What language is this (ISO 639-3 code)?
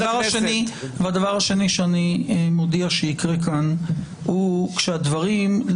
heb